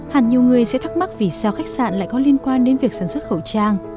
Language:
Vietnamese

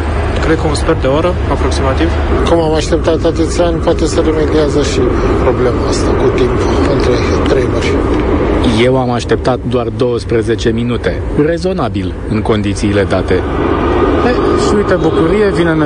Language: Romanian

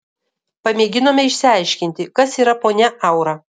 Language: Lithuanian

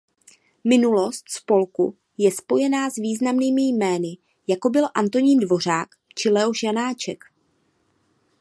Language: Czech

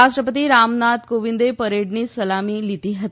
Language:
Gujarati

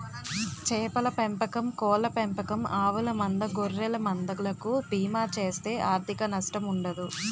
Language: Telugu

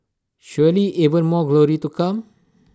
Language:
English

